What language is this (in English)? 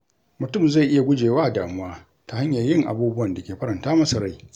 Hausa